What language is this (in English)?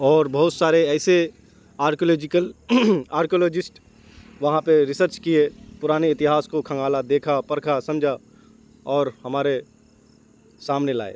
Urdu